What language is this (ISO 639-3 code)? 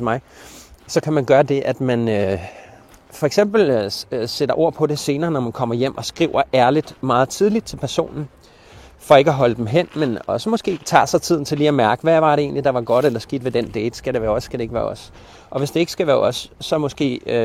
dan